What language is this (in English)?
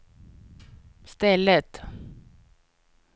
Swedish